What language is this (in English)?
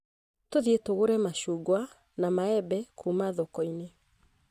Kikuyu